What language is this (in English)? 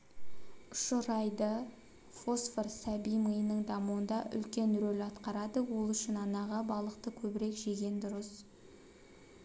Kazakh